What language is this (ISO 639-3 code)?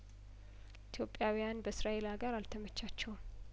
amh